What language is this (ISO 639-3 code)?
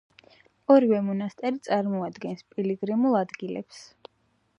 kat